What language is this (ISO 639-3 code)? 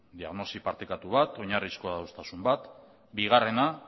eus